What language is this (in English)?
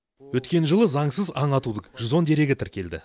Kazakh